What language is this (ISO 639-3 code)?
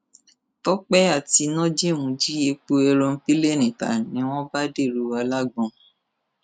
yor